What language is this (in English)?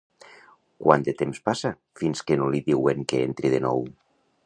Catalan